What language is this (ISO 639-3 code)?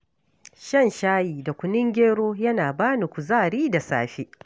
hau